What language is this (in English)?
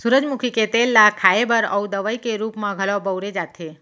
Chhattisgarhi